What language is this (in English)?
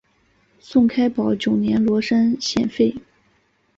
Chinese